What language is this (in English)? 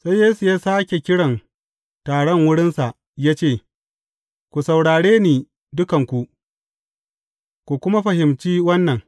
Hausa